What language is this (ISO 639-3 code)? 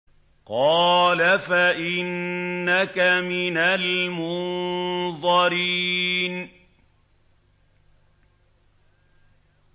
ara